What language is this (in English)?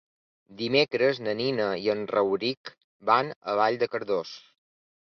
Catalan